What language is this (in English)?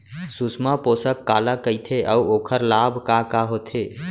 Chhattisgarhi